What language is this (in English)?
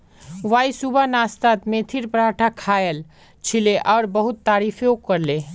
Magahi